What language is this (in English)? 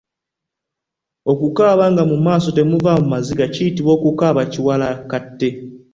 Ganda